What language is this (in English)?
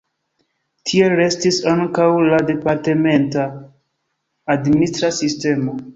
Esperanto